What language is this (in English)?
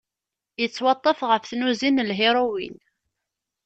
Kabyle